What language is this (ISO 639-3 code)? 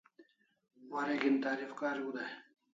kls